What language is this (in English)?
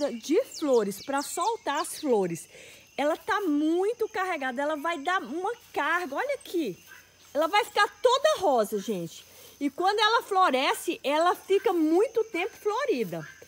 Portuguese